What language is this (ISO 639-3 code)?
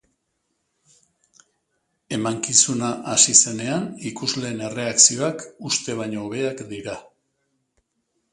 eus